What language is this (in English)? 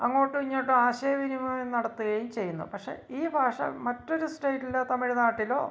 Malayalam